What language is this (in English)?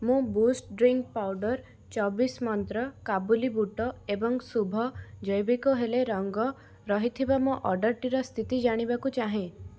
Odia